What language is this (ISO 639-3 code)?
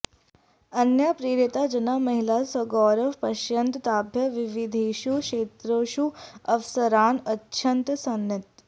san